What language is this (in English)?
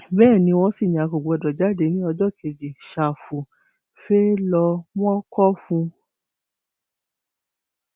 Yoruba